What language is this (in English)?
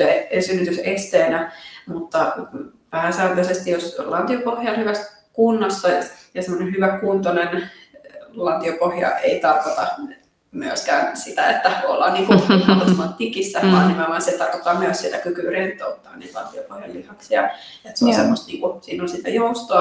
Finnish